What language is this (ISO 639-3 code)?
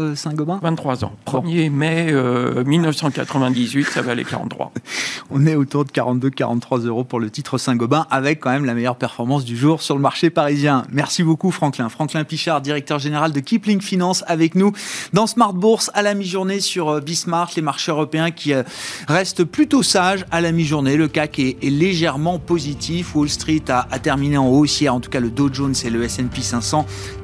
fra